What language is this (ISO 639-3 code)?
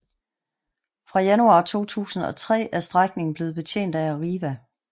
dan